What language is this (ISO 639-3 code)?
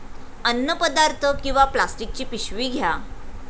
mar